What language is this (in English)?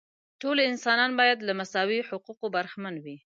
Pashto